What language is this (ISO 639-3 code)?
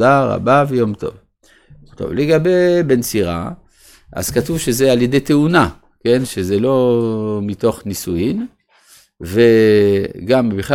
heb